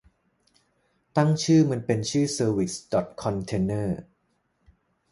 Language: Thai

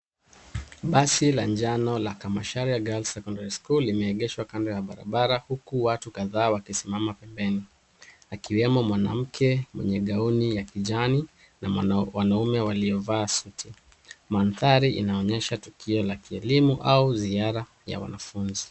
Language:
Swahili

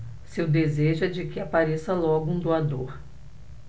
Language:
Portuguese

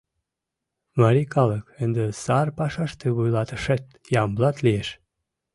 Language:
Mari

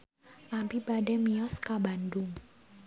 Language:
Sundanese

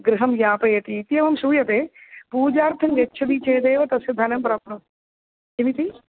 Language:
Sanskrit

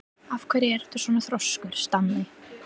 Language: Icelandic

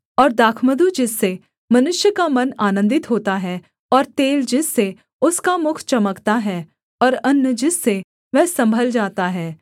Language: Hindi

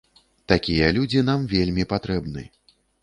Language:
Belarusian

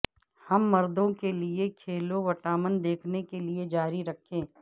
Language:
Urdu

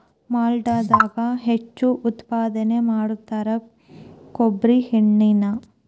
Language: Kannada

